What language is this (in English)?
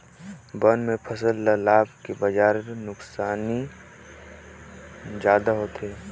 Chhattisgarhi